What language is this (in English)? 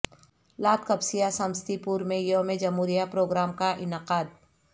Urdu